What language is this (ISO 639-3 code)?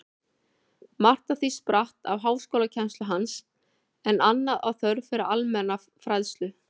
isl